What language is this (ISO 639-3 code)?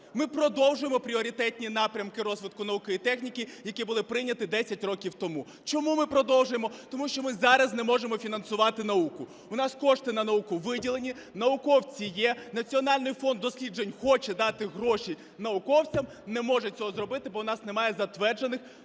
ukr